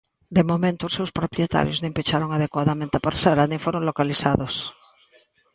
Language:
Galician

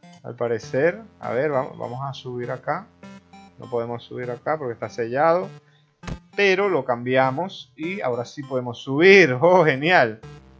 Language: Spanish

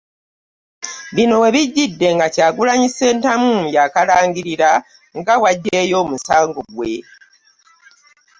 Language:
Ganda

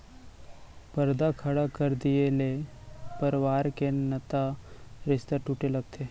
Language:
Chhattisgarhi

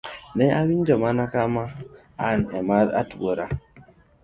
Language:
Luo (Kenya and Tanzania)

